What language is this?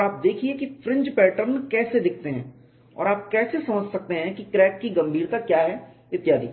Hindi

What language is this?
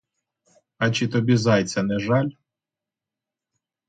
Ukrainian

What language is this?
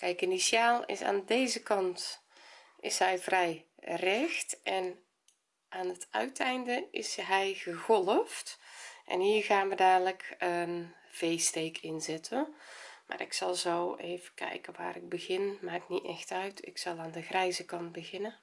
Dutch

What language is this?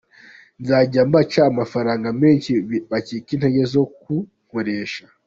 Kinyarwanda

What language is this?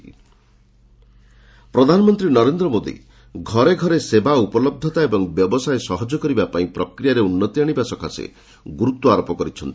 Odia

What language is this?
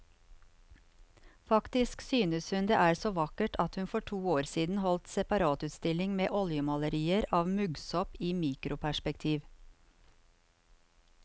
Norwegian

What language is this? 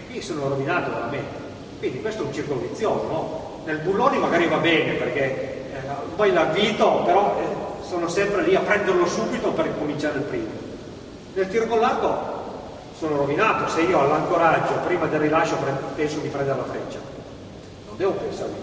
Italian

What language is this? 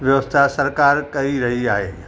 Sindhi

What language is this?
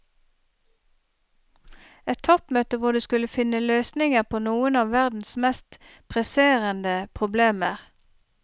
Norwegian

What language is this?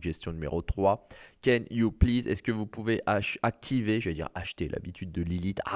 French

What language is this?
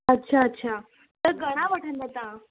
Sindhi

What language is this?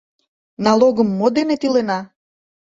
Mari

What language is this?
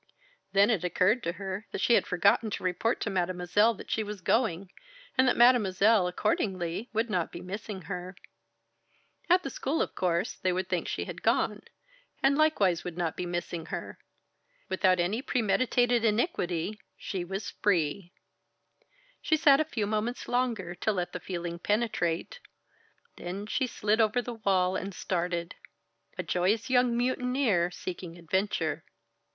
English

